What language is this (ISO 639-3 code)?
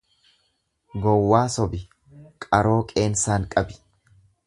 orm